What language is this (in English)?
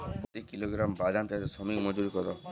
Bangla